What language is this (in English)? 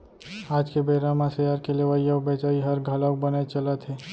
Chhattisgarhi